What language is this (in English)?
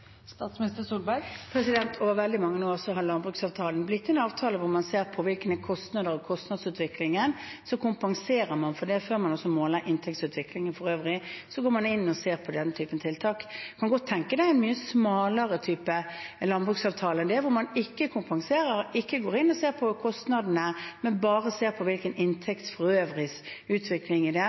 Norwegian Bokmål